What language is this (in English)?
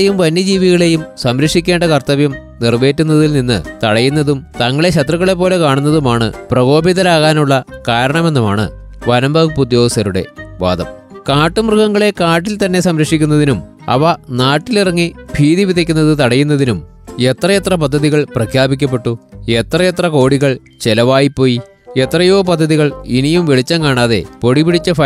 Malayalam